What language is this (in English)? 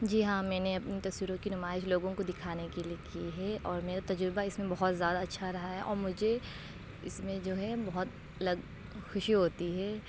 Urdu